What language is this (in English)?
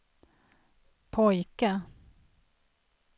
Swedish